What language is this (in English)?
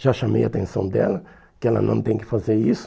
Portuguese